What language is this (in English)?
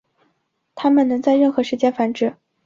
Chinese